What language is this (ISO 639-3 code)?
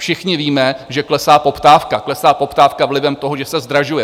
ces